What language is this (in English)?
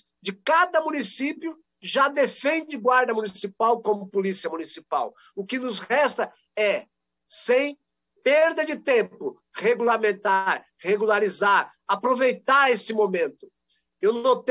Portuguese